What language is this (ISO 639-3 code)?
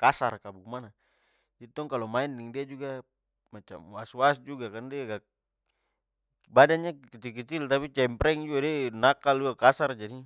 pmy